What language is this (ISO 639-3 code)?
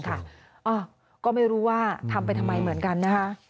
tha